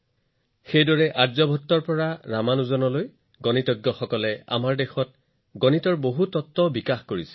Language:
Assamese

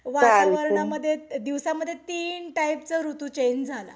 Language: Marathi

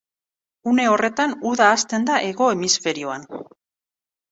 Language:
Basque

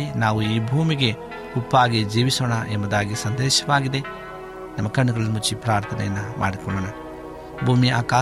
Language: Kannada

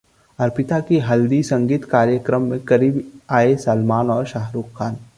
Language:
Hindi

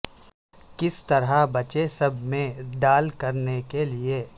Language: Urdu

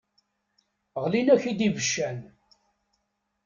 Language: Kabyle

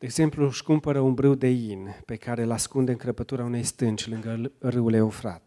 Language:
Romanian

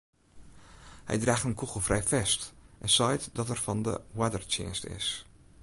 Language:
Western Frisian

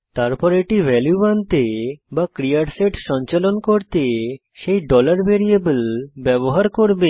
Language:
Bangla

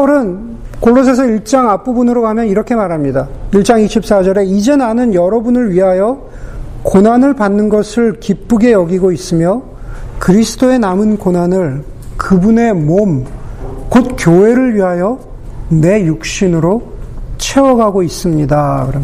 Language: Korean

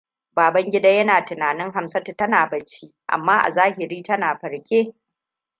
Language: Hausa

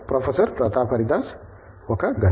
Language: Telugu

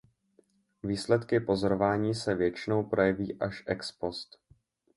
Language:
Czech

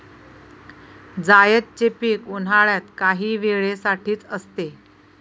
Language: Marathi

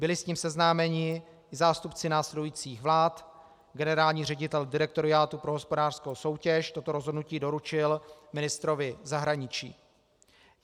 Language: Czech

